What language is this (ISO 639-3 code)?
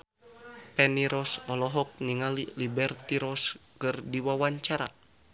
sun